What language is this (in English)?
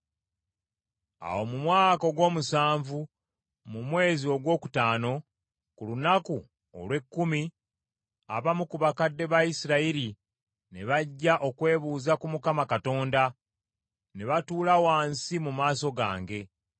Ganda